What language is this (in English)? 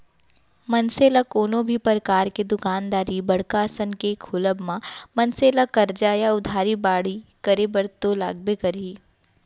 Chhattisgarhi